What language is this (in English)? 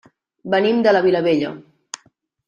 Catalan